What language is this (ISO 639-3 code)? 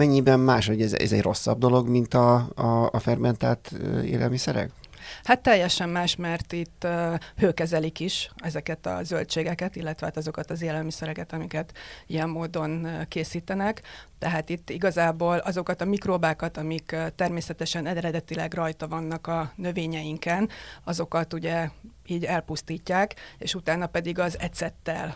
hun